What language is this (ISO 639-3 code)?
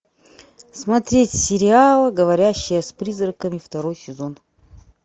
rus